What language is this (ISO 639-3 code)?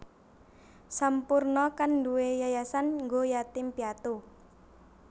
jav